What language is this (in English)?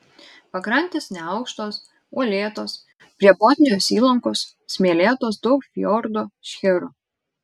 Lithuanian